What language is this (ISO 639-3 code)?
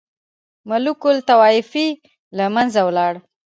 pus